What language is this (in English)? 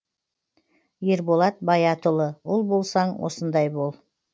Kazakh